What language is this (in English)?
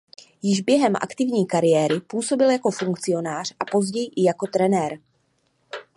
Czech